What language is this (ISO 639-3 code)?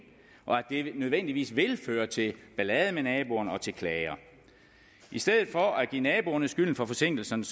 dan